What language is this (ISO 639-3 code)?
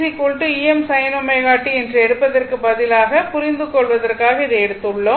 tam